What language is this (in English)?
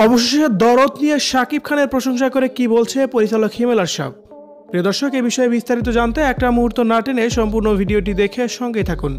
Bulgarian